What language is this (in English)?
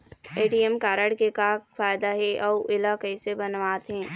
Chhattisgarhi